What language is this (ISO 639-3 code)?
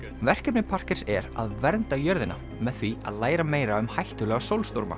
isl